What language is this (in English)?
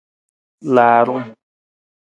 Nawdm